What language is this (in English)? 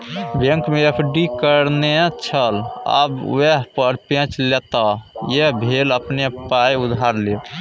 Maithili